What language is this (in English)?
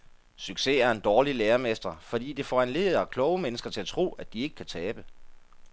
Danish